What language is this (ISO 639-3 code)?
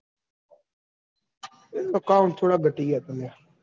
guj